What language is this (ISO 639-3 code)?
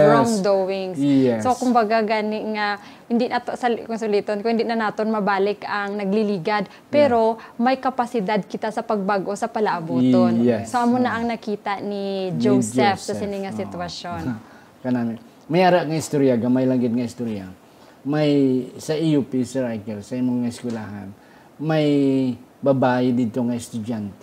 fil